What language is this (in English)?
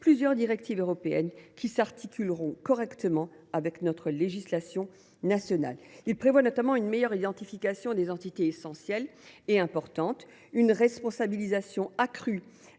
French